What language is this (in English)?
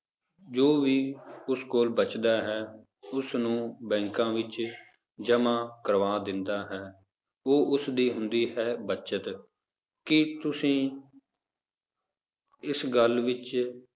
Punjabi